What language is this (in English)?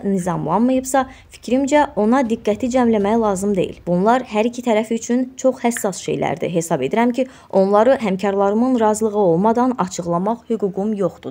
Turkish